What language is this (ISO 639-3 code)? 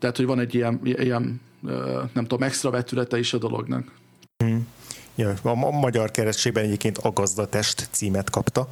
hun